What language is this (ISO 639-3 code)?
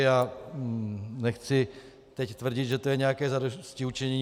ces